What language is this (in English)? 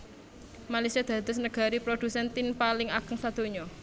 Javanese